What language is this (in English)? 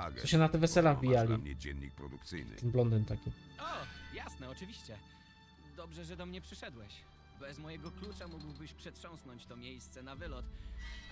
Polish